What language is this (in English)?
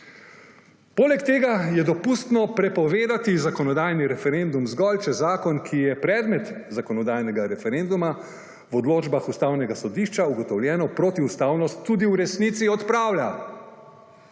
Slovenian